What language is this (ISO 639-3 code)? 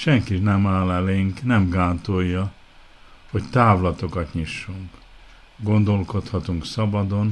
hun